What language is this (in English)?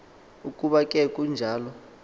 Xhosa